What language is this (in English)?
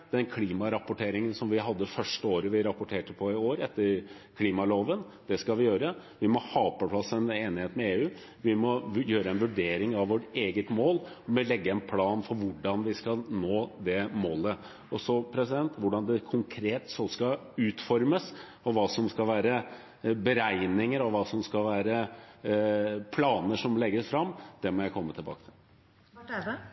Norwegian Bokmål